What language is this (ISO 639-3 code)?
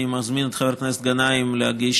heb